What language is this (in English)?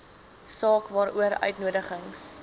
Afrikaans